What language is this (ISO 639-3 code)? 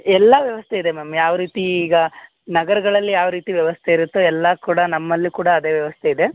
kan